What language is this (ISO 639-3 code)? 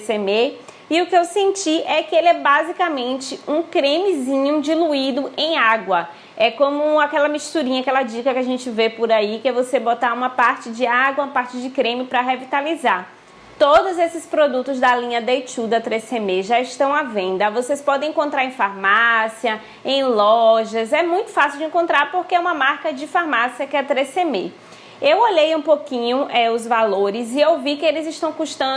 por